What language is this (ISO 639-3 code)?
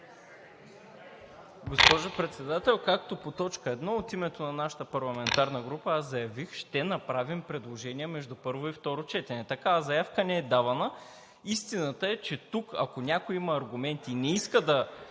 bul